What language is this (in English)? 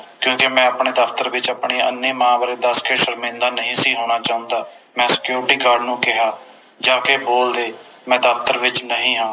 Punjabi